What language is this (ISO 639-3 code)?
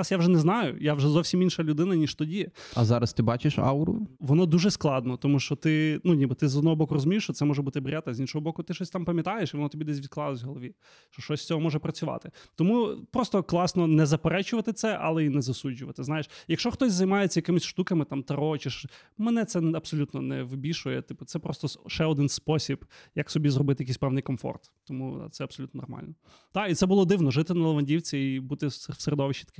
ukr